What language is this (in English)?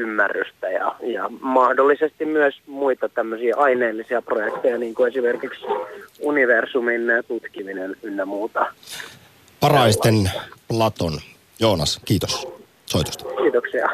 Finnish